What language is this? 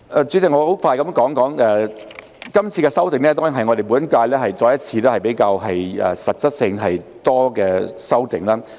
Cantonese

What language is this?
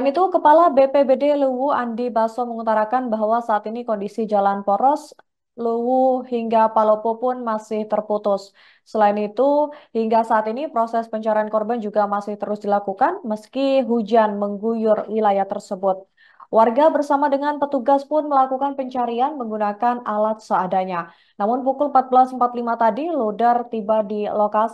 Indonesian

